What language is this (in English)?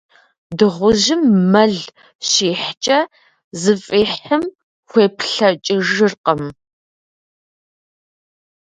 Kabardian